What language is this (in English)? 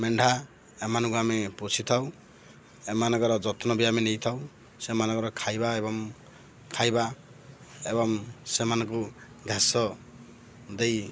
Odia